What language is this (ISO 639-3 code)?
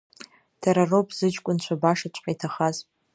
abk